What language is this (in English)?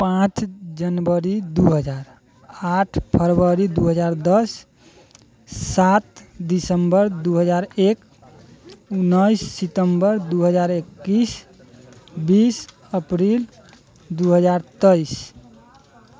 Maithili